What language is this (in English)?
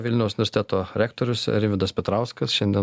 Lithuanian